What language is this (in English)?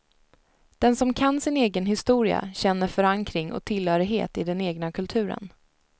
Swedish